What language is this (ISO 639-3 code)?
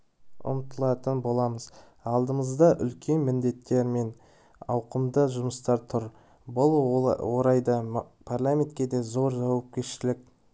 kaz